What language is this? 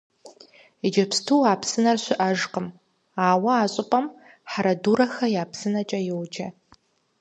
Kabardian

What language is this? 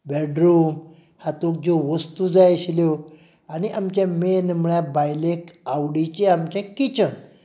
Konkani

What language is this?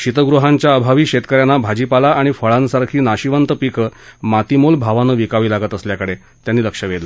Marathi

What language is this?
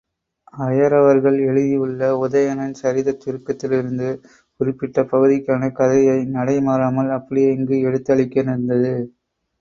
Tamil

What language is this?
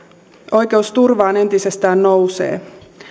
Finnish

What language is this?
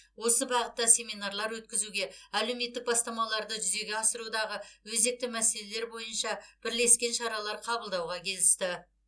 Kazakh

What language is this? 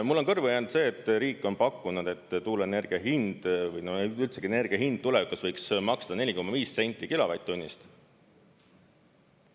Estonian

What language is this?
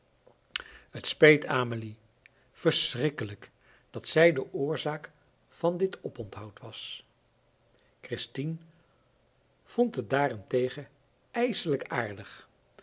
Dutch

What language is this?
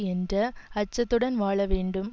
Tamil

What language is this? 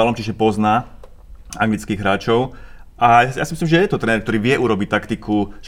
Slovak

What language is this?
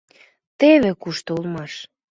Mari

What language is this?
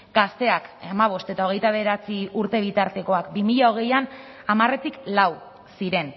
Basque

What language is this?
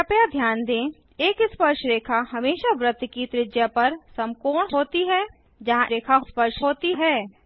Hindi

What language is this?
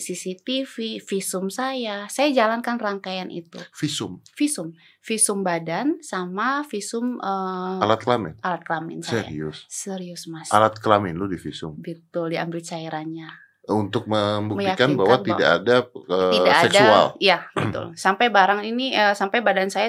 Indonesian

